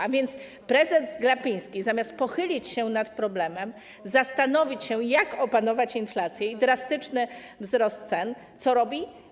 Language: Polish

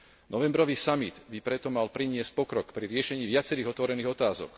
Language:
Slovak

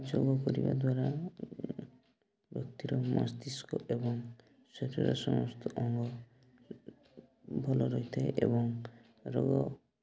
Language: Odia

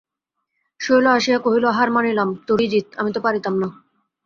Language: Bangla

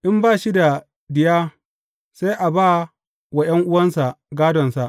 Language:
Hausa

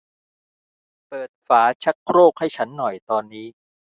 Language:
Thai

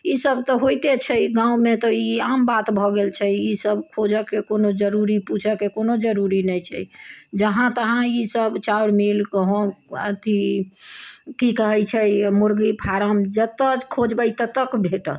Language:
Maithili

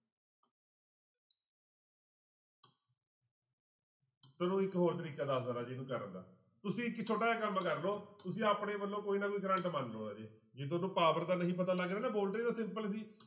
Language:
Punjabi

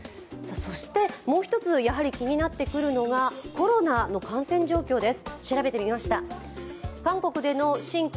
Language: Japanese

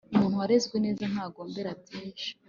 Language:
Kinyarwanda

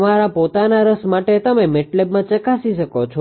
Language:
Gujarati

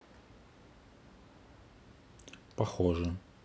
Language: Russian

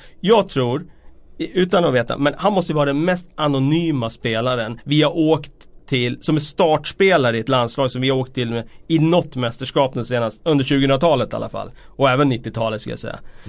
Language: Swedish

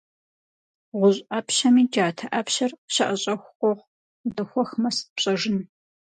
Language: Kabardian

